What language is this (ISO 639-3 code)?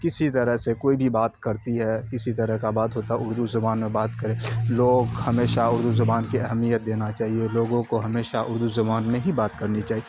urd